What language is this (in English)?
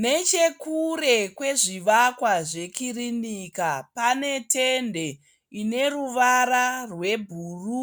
Shona